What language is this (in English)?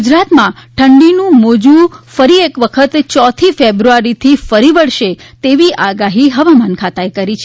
Gujarati